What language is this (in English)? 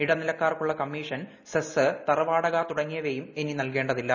Malayalam